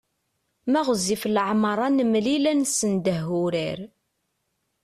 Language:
Kabyle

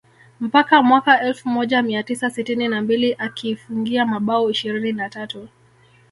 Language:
Swahili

